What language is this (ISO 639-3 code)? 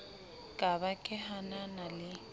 sot